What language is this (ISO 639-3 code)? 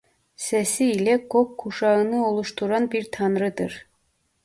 tur